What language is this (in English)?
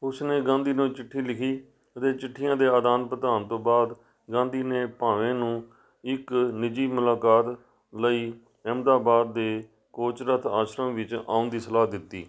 Punjabi